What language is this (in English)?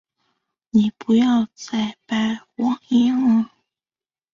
Chinese